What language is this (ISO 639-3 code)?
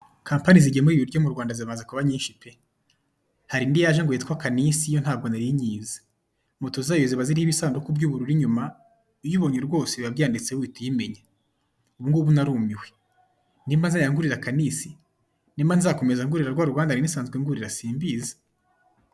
kin